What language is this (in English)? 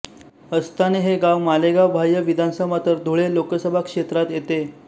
Marathi